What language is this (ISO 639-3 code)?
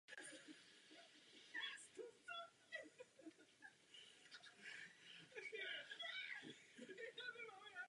ces